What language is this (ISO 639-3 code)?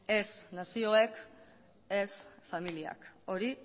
eus